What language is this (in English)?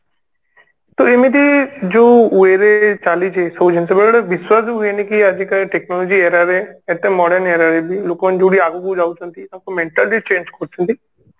Odia